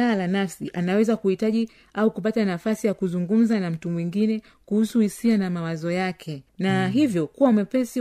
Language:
Swahili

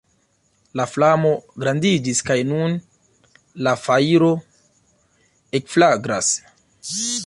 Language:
Esperanto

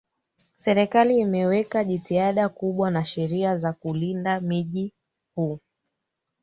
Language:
Swahili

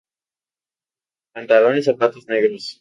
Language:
Spanish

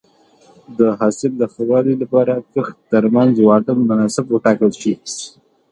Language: Pashto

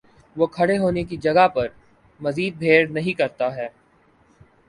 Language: Urdu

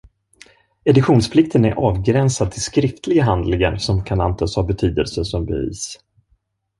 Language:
Swedish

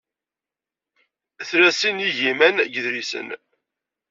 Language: Kabyle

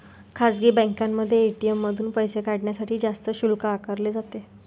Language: Marathi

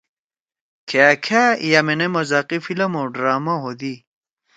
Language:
Torwali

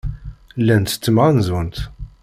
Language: Kabyle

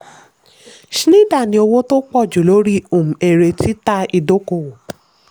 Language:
Yoruba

